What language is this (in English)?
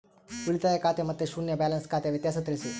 Kannada